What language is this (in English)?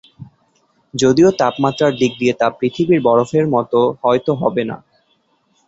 Bangla